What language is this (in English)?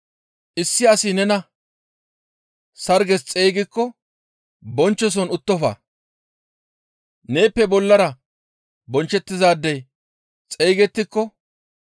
Gamo